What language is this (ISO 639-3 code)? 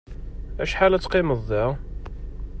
kab